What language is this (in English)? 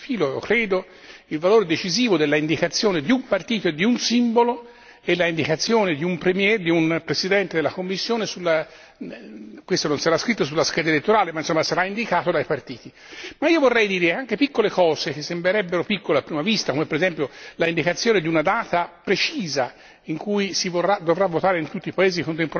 Italian